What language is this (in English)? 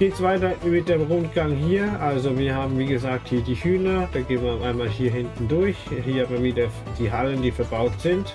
German